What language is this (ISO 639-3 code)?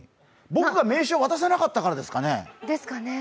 jpn